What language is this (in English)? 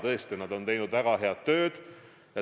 Estonian